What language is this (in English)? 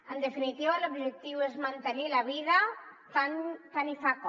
Catalan